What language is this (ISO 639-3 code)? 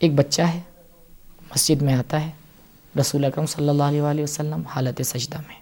urd